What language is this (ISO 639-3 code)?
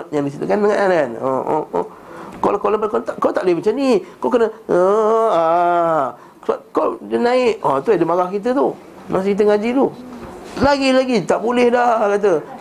msa